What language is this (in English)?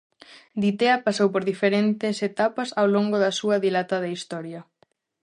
Galician